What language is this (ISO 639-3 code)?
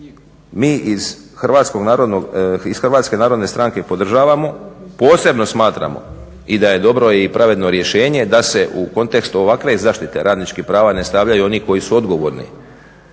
hrv